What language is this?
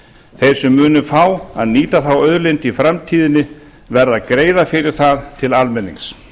Icelandic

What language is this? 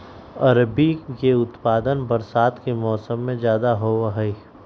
Magahi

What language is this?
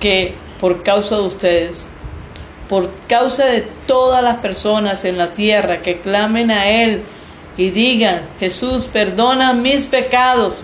Spanish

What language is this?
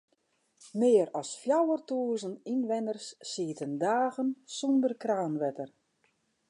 Western Frisian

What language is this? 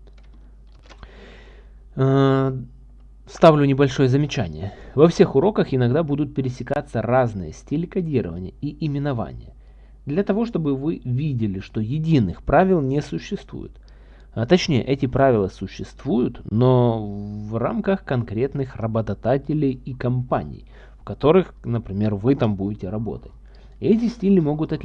Russian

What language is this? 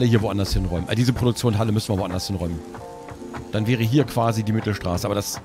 German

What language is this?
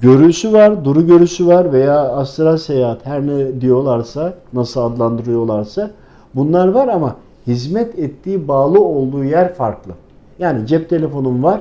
Turkish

